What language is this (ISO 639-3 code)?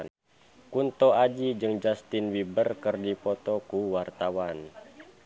sun